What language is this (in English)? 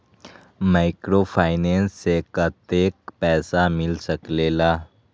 Magahi